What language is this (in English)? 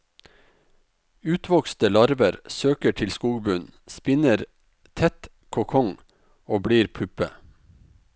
Norwegian